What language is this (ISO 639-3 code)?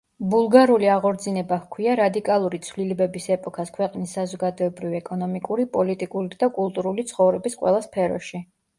kat